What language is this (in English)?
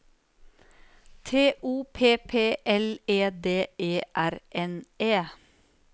Norwegian